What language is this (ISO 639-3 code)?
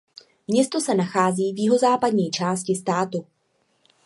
ces